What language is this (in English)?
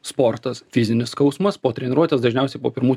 Lithuanian